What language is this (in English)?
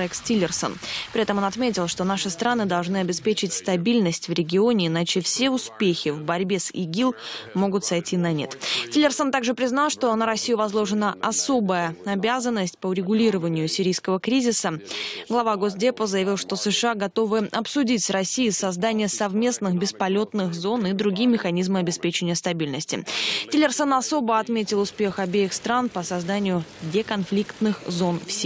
Russian